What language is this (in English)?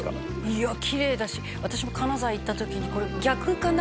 Japanese